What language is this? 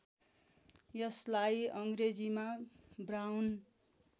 Nepali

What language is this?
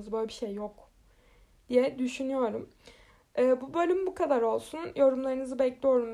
Turkish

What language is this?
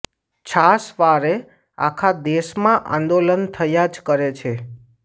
Gujarati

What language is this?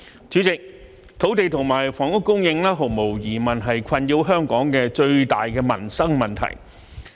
Cantonese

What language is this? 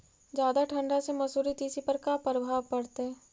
Magahi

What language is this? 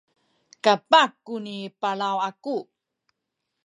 Sakizaya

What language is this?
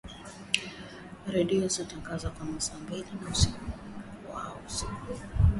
Swahili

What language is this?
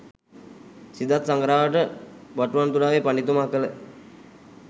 Sinhala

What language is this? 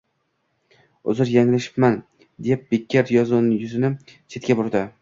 Uzbek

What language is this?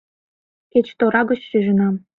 Mari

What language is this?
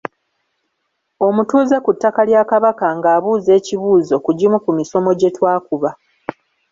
Ganda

